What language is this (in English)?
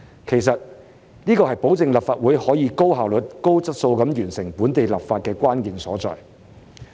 Cantonese